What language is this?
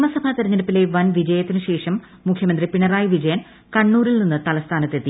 Malayalam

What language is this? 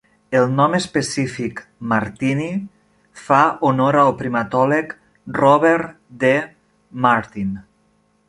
Catalan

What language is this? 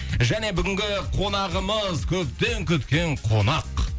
Kazakh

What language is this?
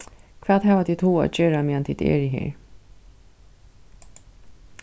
Faroese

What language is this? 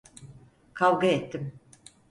Turkish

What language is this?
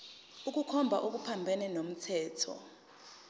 Zulu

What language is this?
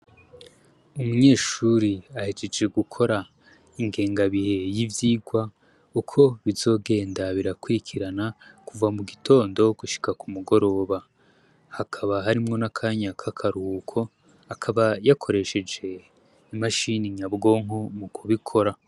Rundi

